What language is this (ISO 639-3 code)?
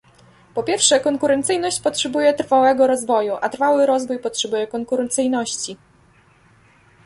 pol